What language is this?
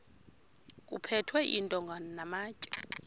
Xhosa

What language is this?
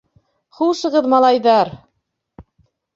Bashkir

